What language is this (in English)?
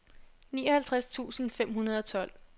Danish